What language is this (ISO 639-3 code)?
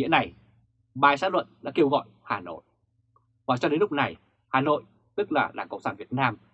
vie